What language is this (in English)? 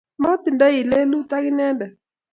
Kalenjin